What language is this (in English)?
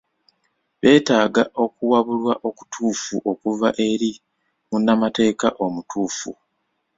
Ganda